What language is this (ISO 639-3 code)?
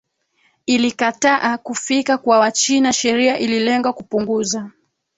swa